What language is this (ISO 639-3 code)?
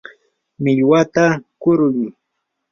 qur